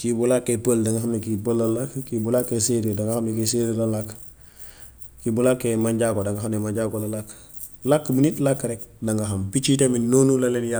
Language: Gambian Wolof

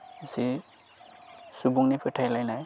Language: Bodo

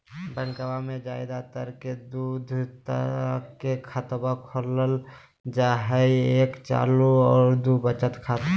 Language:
Magahi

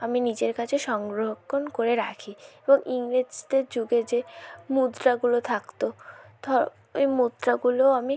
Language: Bangla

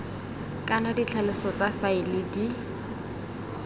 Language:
Tswana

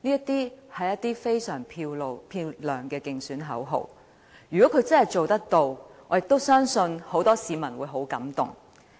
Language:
Cantonese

